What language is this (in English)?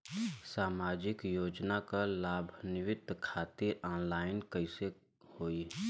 Bhojpuri